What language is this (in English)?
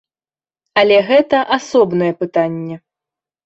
Belarusian